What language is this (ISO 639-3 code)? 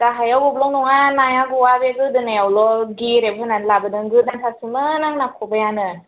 brx